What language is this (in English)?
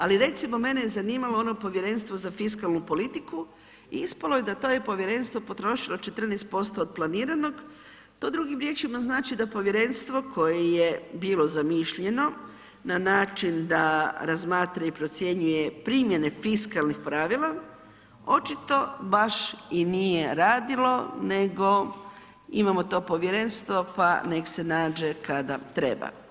Croatian